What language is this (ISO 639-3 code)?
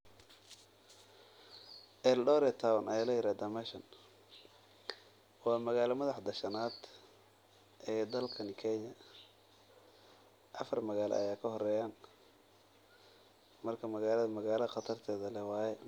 som